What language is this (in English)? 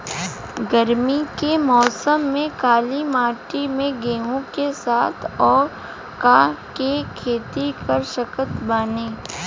Bhojpuri